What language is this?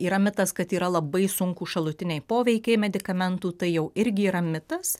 Lithuanian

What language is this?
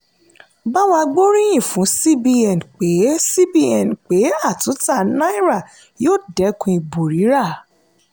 Yoruba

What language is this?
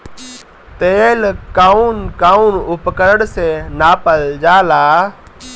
Bhojpuri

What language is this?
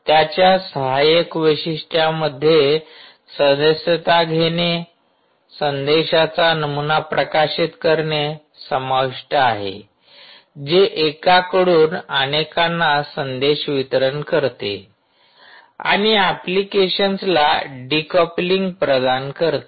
Marathi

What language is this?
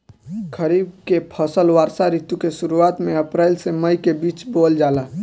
Bhojpuri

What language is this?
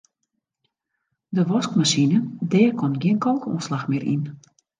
Western Frisian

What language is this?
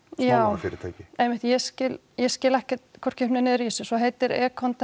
Icelandic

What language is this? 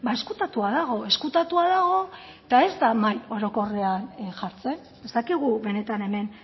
Basque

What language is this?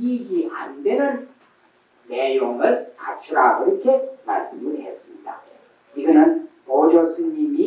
Korean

